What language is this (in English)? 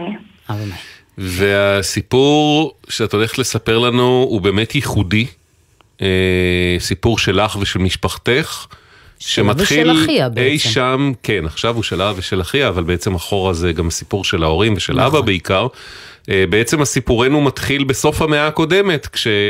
Hebrew